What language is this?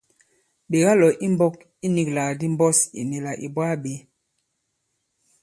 Bankon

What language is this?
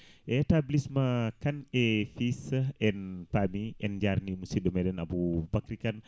Fula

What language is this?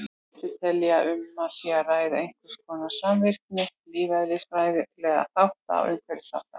Icelandic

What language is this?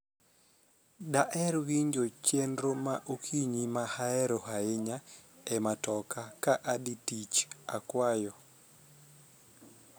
Luo (Kenya and Tanzania)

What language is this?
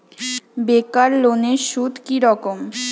Bangla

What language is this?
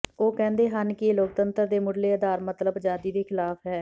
Punjabi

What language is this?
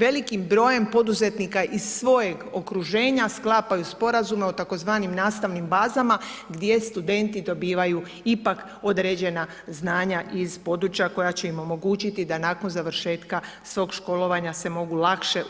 Croatian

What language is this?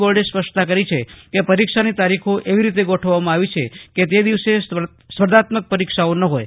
Gujarati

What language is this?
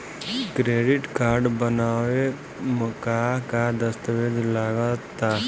Bhojpuri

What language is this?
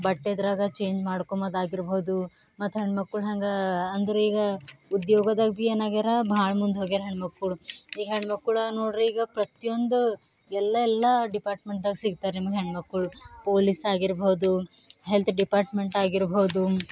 Kannada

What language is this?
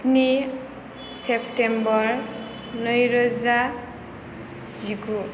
Bodo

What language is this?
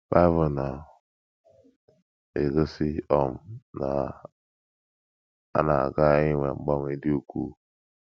Igbo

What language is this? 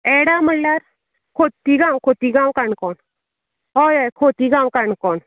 Konkani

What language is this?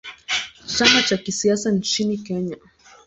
Swahili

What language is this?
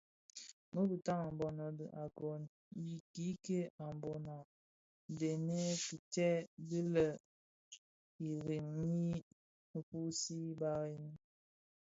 Bafia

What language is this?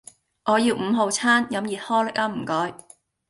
Cantonese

